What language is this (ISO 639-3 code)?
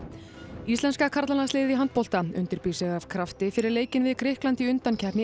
isl